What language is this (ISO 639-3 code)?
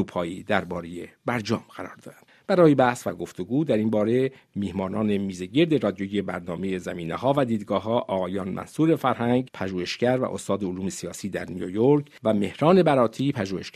fas